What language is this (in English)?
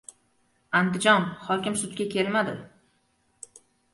Uzbek